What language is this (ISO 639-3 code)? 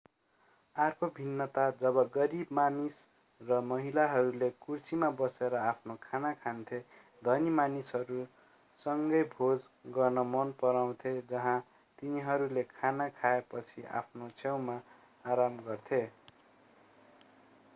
nep